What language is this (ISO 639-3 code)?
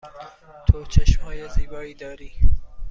fas